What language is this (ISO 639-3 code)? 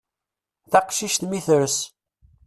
kab